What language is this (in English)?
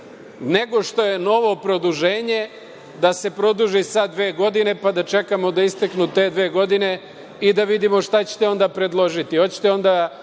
Serbian